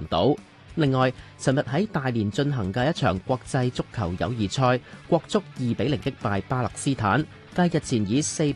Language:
Chinese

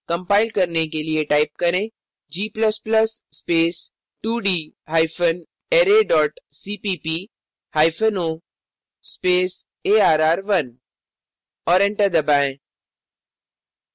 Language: Hindi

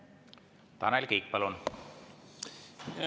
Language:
Estonian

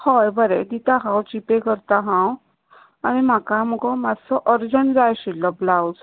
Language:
Konkani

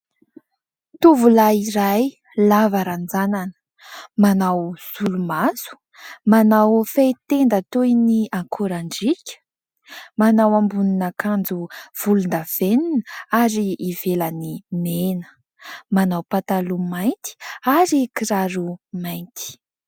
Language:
Malagasy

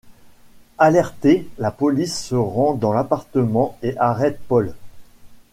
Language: French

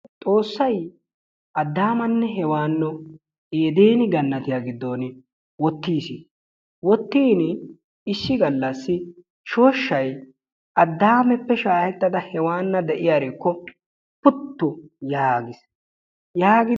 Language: Wolaytta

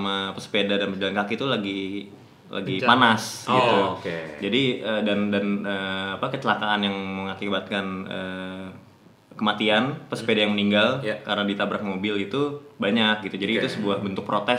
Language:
Indonesian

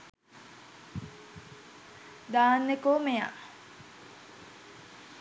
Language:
Sinhala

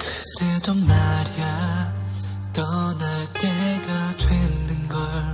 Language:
Korean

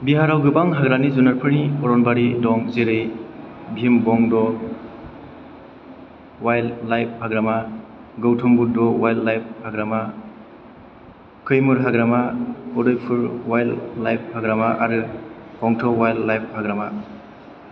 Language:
Bodo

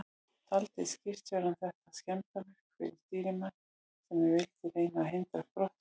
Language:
Icelandic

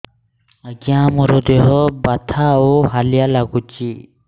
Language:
Odia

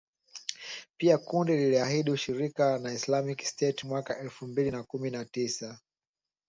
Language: Swahili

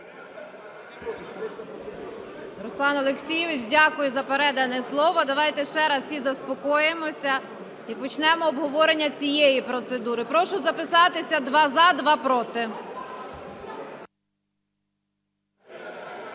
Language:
Ukrainian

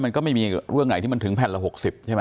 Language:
Thai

